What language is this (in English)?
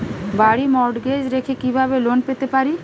Bangla